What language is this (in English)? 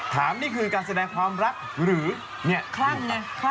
Thai